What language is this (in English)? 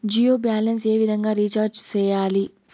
Telugu